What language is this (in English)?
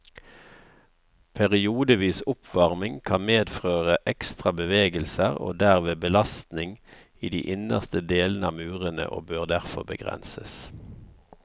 Norwegian